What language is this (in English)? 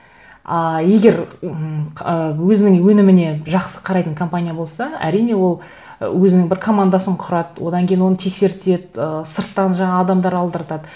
Kazakh